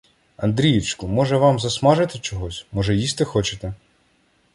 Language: Ukrainian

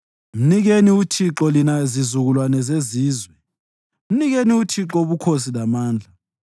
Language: North Ndebele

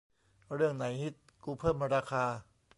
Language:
Thai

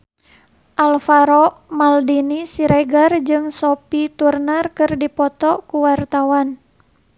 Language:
Sundanese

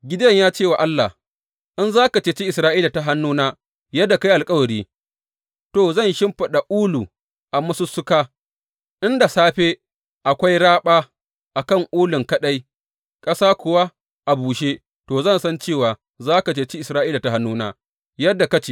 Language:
Hausa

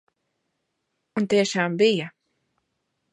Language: Latvian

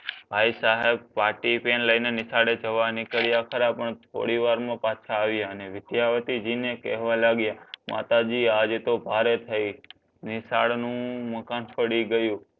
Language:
Gujarati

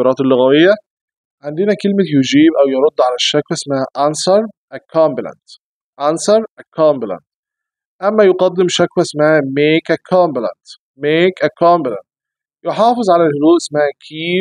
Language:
Arabic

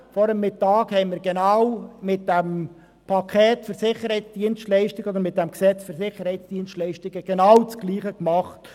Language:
Swiss German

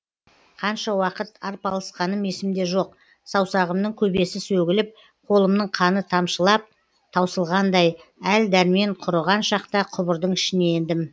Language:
Kazakh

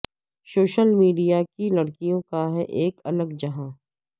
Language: Urdu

